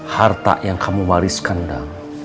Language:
Indonesian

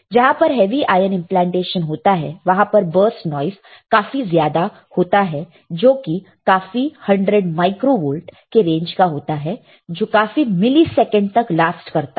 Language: Hindi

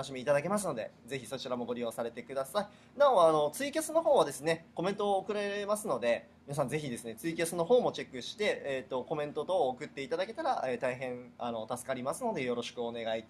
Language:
Japanese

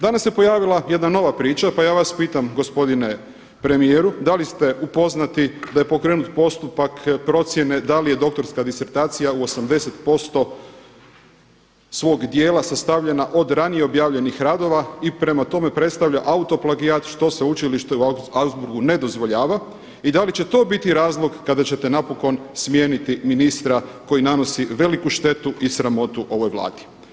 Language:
Croatian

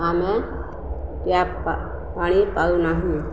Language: Odia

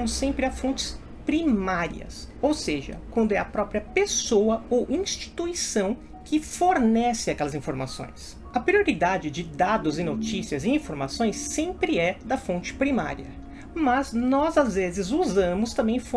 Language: Portuguese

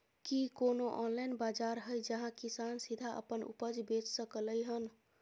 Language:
Maithili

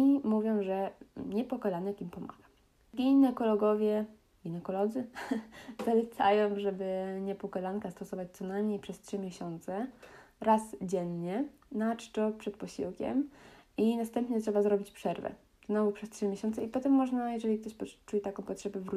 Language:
Polish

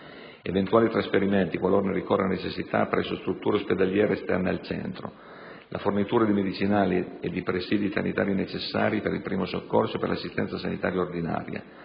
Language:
Italian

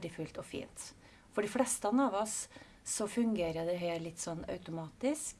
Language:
Norwegian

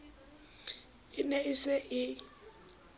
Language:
Southern Sotho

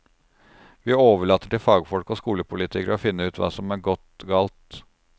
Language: Norwegian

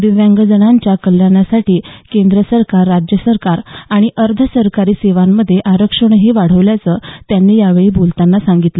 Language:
Marathi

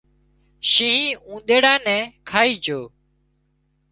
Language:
Wadiyara Koli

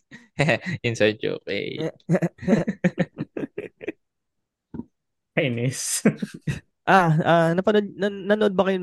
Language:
Filipino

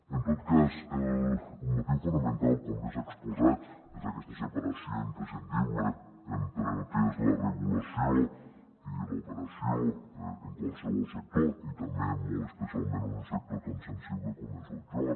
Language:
Catalan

